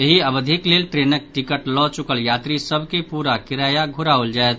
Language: Maithili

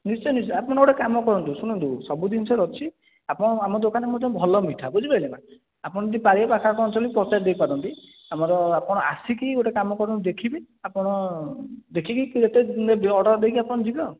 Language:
Odia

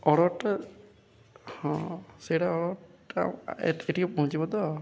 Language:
Odia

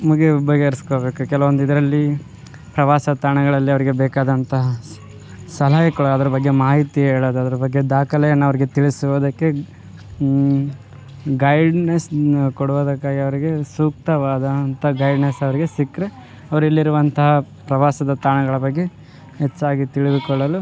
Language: Kannada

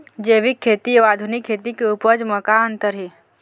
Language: Chhattisgarhi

